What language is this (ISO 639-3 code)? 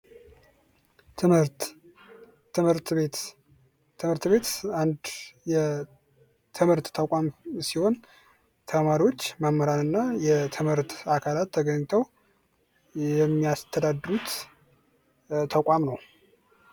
amh